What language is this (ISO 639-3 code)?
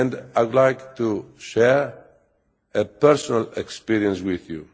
eng